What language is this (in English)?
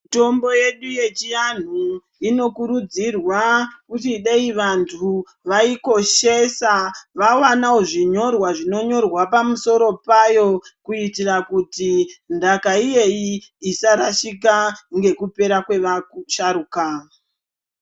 Ndau